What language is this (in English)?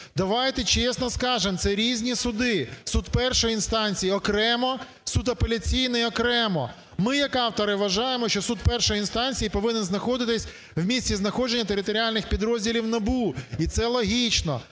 Ukrainian